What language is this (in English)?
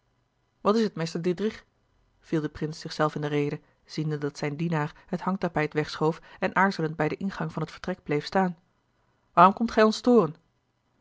Dutch